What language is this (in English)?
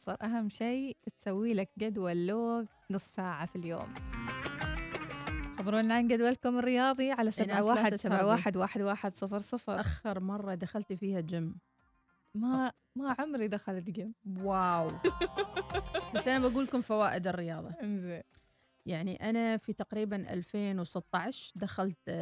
Arabic